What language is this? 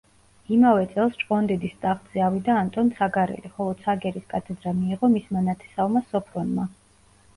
Georgian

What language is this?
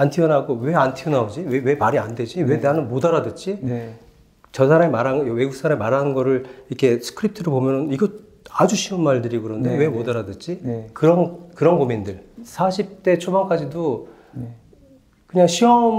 Korean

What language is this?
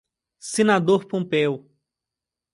Portuguese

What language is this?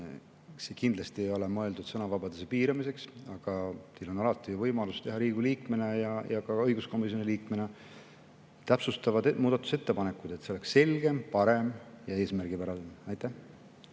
Estonian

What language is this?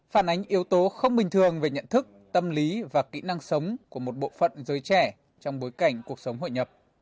Vietnamese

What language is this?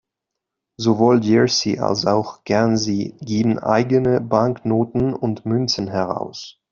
German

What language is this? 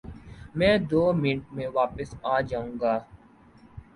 Urdu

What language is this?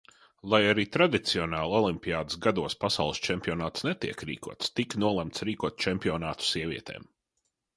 Latvian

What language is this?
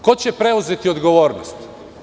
Serbian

